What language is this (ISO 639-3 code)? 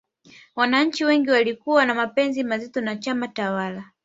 swa